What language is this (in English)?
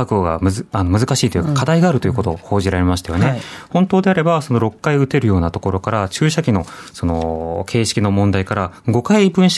Japanese